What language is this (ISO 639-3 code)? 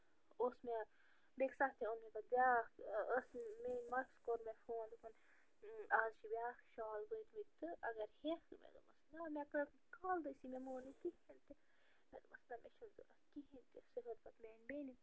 kas